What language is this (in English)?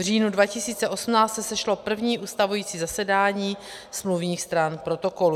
Czech